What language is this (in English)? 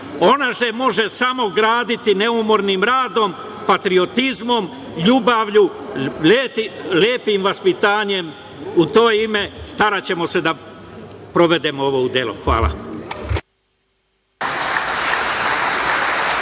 Serbian